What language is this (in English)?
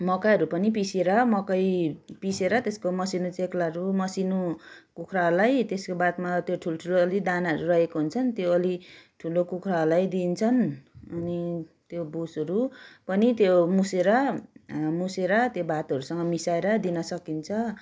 Nepali